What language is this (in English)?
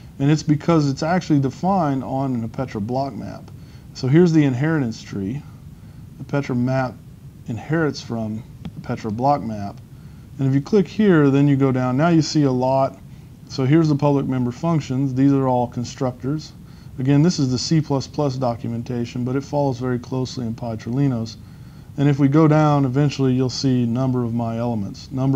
English